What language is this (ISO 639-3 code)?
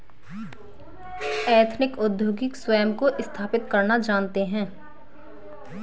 hin